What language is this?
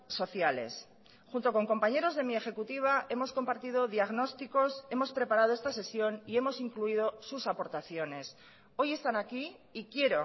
Spanish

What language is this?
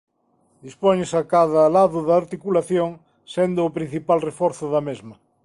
Galician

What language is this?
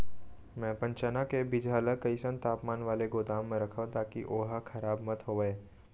Chhattisgarhi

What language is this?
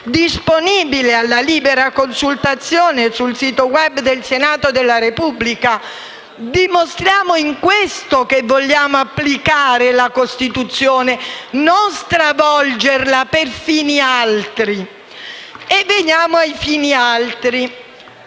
Italian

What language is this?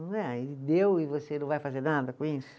Portuguese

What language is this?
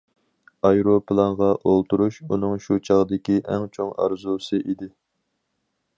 Uyghur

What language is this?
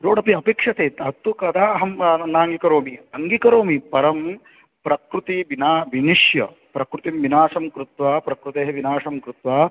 Sanskrit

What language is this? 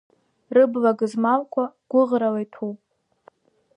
Abkhazian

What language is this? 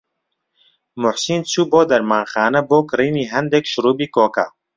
Central Kurdish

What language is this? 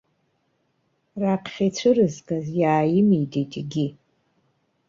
Abkhazian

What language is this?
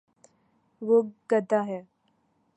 Urdu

